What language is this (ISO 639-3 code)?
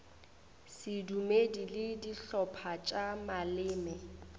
nso